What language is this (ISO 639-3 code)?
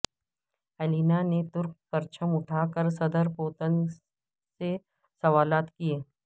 urd